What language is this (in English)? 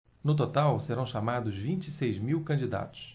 Portuguese